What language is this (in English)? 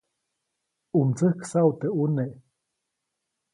Copainalá Zoque